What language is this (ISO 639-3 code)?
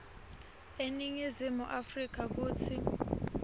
ssw